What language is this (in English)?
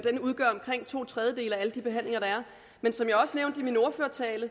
Danish